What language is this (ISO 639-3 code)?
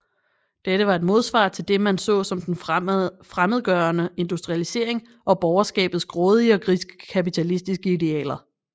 dan